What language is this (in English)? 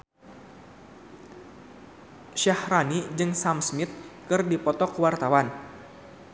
Sundanese